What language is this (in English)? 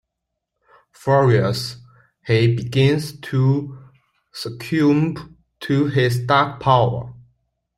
English